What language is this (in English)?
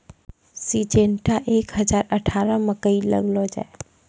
Maithili